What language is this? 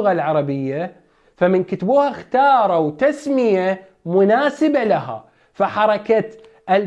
Arabic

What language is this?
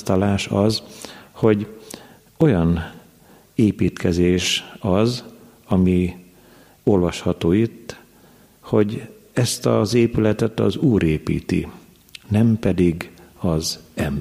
Hungarian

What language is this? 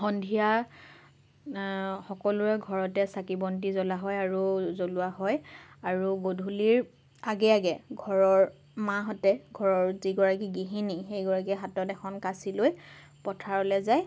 Assamese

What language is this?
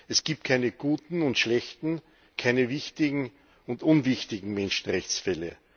German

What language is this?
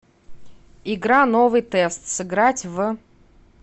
Russian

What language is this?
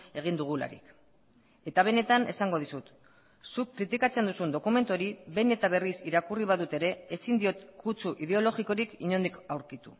Basque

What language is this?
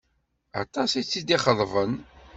Kabyle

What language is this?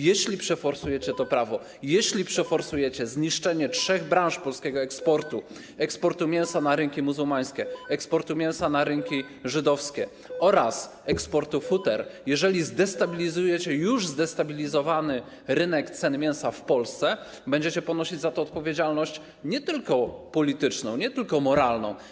Polish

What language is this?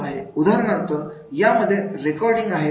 Marathi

